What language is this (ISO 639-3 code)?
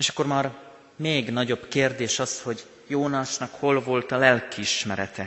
hun